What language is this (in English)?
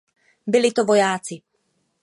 Czech